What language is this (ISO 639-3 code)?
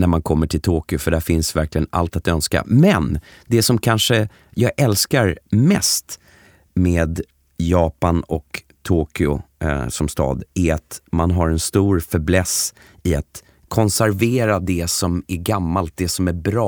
swe